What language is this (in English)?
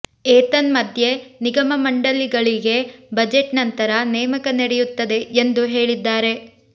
Kannada